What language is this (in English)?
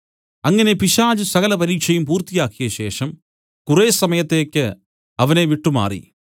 Malayalam